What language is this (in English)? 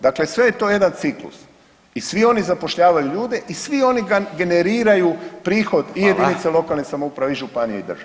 Croatian